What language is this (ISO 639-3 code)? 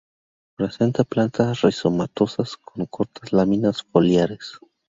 spa